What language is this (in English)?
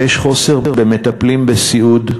Hebrew